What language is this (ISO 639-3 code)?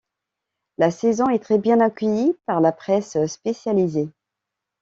fra